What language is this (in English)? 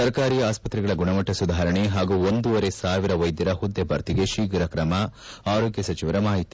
Kannada